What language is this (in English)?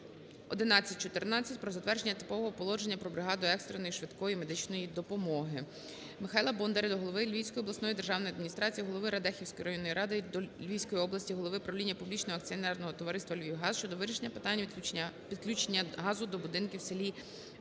Ukrainian